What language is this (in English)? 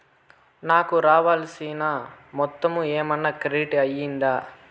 Telugu